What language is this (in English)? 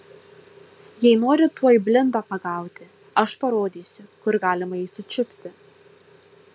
Lithuanian